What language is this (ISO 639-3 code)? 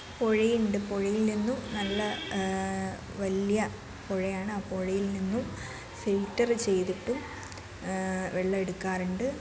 mal